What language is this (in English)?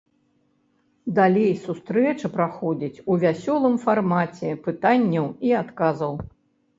Belarusian